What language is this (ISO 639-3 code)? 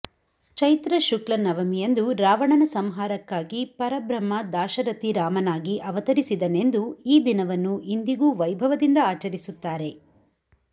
kan